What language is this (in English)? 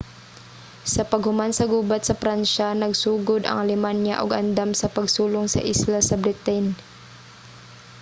Cebuano